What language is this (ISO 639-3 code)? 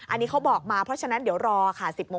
tha